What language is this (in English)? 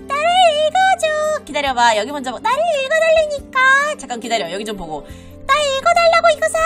Korean